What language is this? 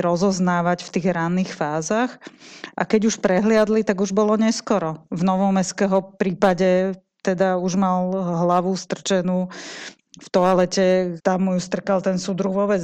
Slovak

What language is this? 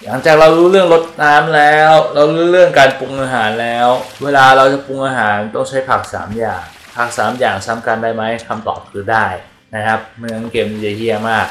Thai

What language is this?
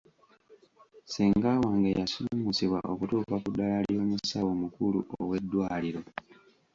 Ganda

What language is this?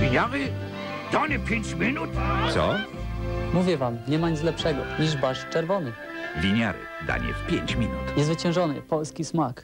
Polish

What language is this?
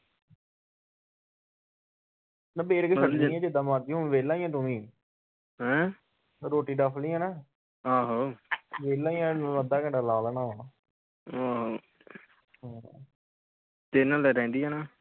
Punjabi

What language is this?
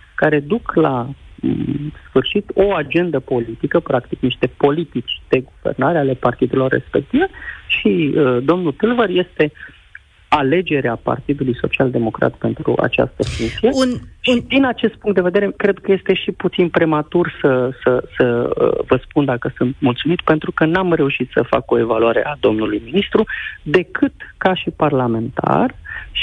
Romanian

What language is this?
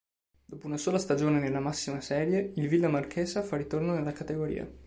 Italian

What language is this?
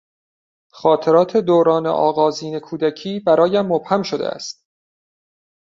Persian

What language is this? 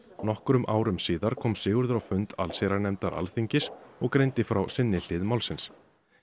Icelandic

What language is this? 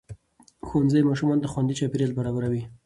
Pashto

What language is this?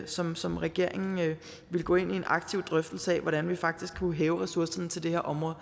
Danish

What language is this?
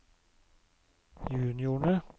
Norwegian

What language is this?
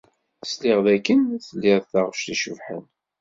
Kabyle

